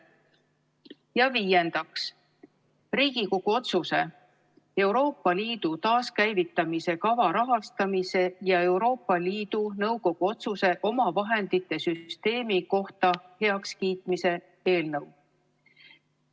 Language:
Estonian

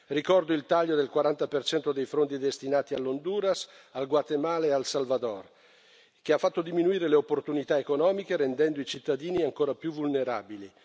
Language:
Italian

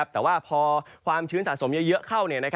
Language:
Thai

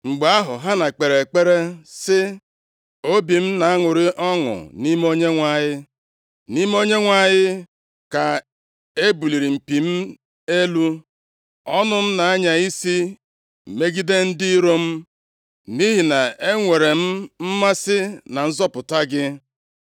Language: Igbo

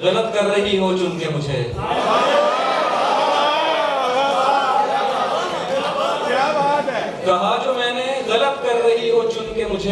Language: Urdu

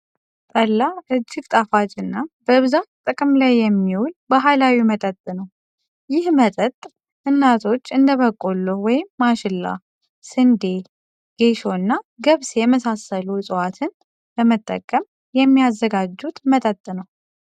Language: Amharic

